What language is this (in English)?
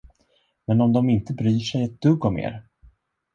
Swedish